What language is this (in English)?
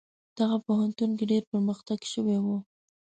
Pashto